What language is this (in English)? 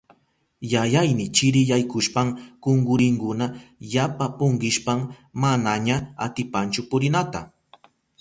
Southern Pastaza Quechua